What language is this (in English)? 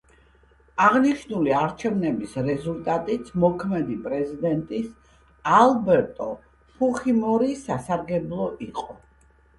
Georgian